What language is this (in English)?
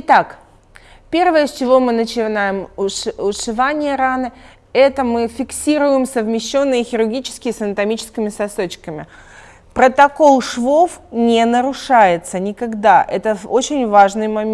Russian